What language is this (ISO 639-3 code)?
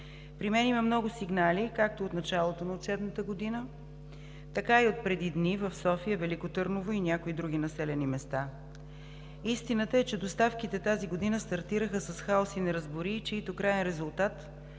bul